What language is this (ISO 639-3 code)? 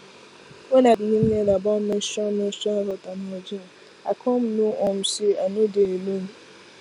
pcm